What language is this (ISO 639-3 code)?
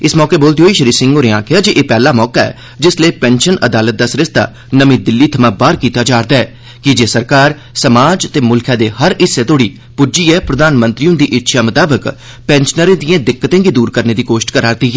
doi